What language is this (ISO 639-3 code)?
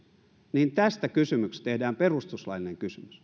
fin